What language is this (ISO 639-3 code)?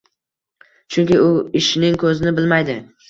uzb